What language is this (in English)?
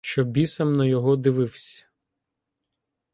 Ukrainian